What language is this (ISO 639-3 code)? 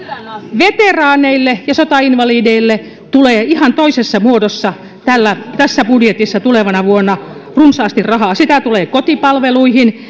fin